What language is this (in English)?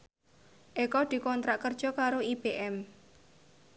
Javanese